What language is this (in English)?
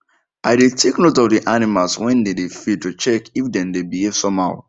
Nigerian Pidgin